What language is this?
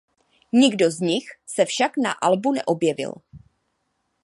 Czech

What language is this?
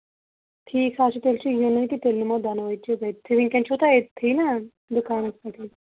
Kashmiri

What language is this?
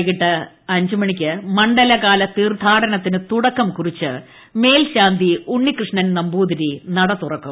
Malayalam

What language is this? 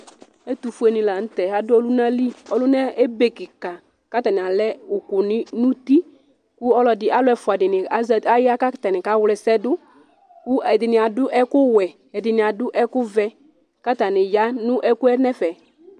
Ikposo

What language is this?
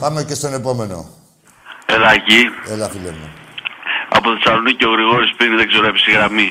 Greek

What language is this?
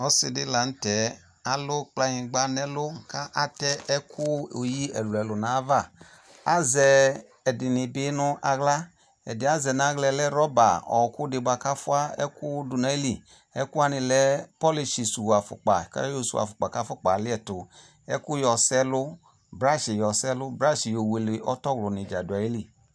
Ikposo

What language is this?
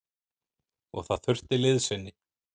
Icelandic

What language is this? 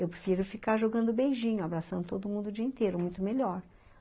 Portuguese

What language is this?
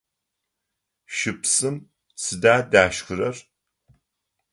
Adyghe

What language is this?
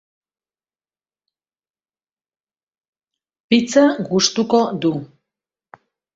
Basque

